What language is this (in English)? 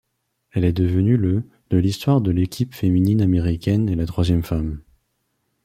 French